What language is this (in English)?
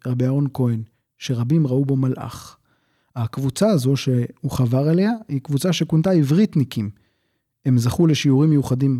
Hebrew